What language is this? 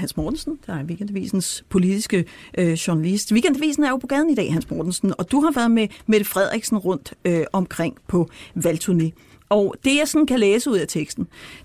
Danish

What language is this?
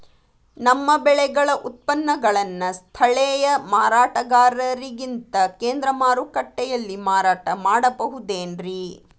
Kannada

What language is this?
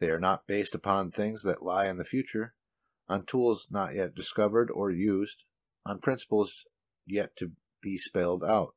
English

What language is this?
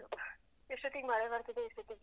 Kannada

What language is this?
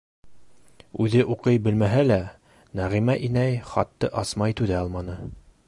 Bashkir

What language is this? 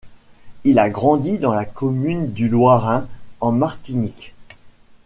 French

